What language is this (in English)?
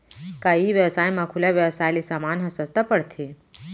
Chhattisgarhi